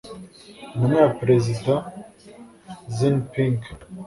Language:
Kinyarwanda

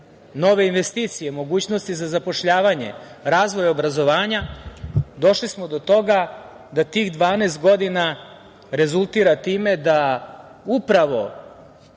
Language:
Serbian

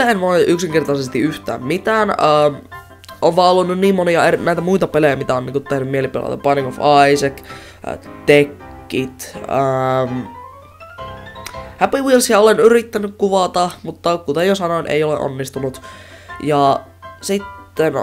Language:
Finnish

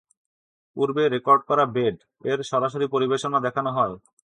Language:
Bangla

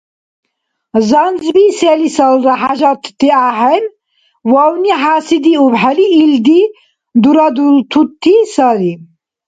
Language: Dargwa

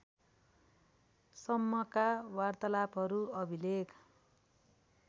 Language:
Nepali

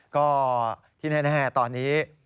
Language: Thai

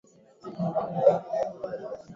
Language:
Swahili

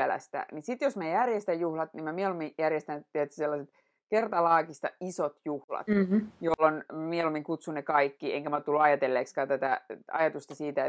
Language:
Finnish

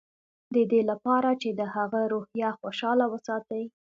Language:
Pashto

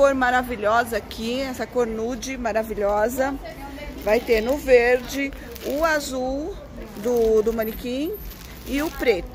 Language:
Portuguese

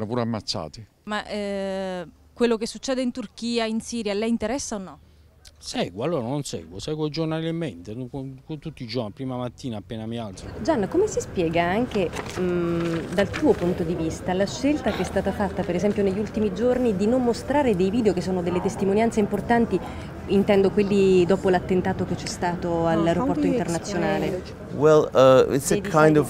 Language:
Italian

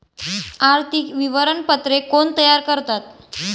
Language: Marathi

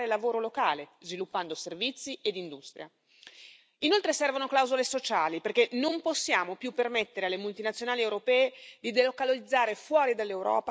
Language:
Italian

